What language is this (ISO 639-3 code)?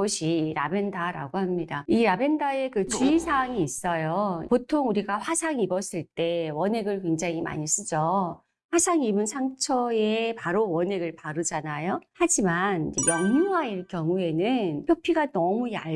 kor